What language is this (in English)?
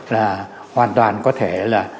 Vietnamese